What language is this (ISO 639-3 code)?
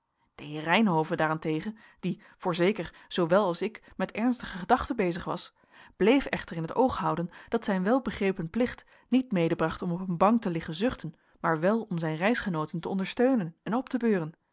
nld